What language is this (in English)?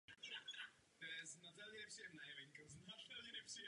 Czech